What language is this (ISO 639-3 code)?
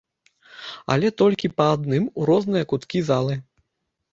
bel